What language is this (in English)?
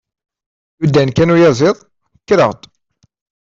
Kabyle